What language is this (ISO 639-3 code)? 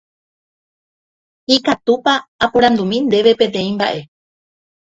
grn